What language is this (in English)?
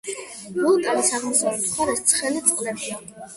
Georgian